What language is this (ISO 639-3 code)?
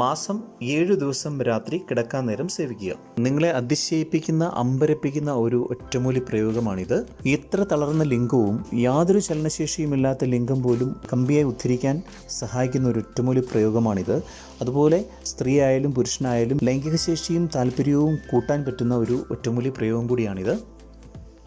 mal